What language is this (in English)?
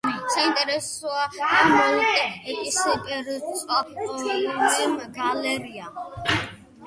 Georgian